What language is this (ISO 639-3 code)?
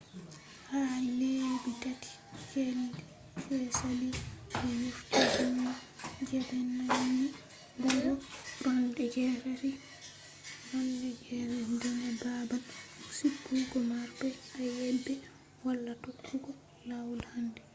ful